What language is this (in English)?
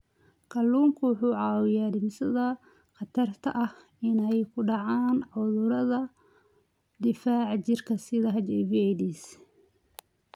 Somali